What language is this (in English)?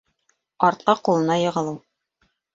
Bashkir